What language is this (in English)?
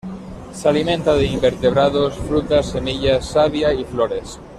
Spanish